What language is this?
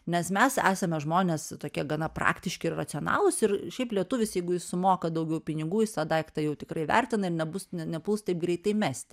Lithuanian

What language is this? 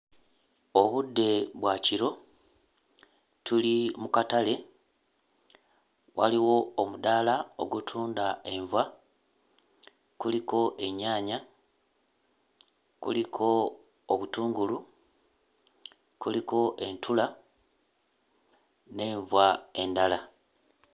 Ganda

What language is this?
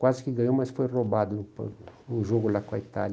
Portuguese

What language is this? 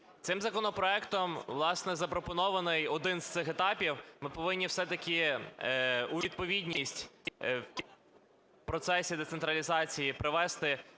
Ukrainian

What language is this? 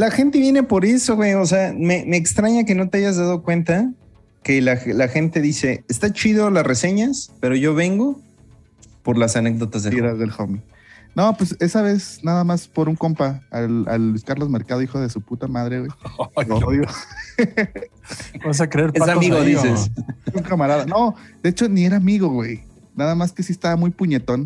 Spanish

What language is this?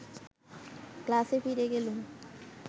Bangla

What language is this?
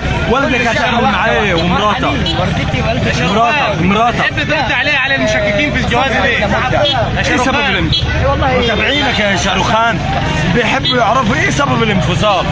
Arabic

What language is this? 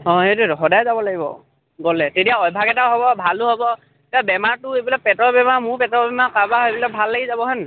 Assamese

